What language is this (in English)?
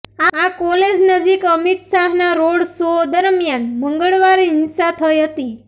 Gujarati